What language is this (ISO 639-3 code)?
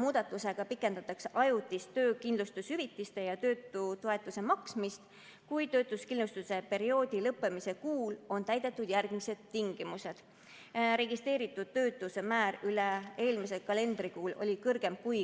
est